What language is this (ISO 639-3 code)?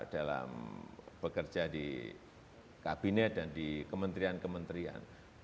ind